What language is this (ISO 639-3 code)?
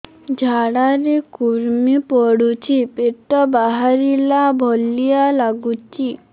ori